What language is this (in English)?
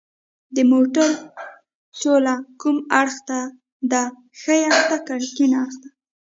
Pashto